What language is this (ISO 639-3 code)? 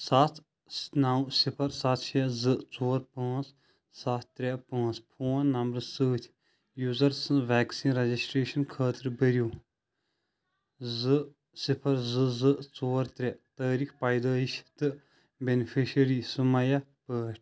kas